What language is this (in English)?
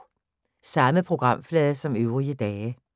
Danish